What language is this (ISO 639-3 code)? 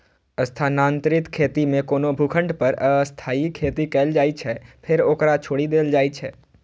mai